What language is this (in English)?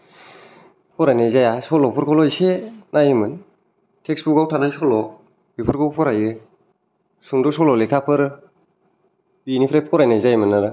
Bodo